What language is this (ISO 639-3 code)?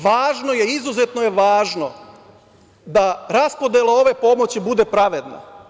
srp